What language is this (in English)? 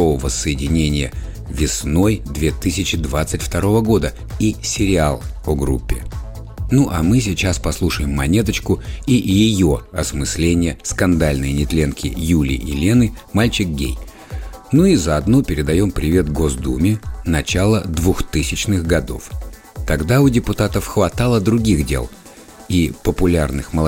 Russian